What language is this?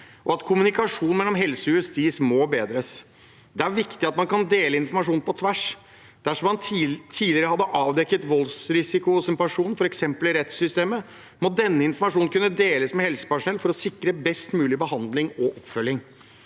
Norwegian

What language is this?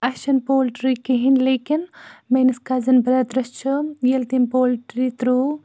Kashmiri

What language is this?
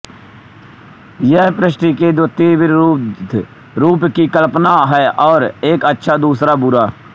Hindi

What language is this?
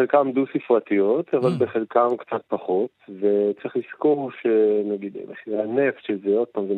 Hebrew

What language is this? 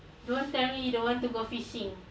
English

